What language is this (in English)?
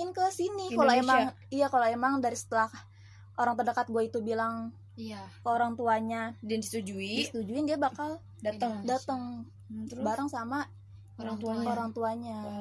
Indonesian